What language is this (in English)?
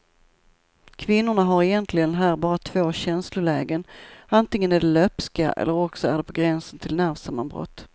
Swedish